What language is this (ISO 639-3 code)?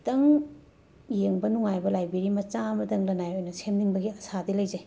mni